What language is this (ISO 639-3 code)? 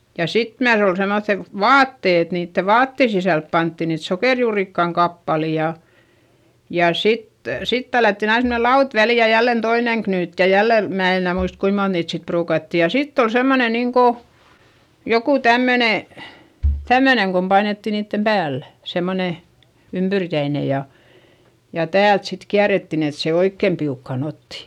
fin